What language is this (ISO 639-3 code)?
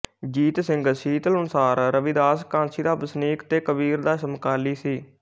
pan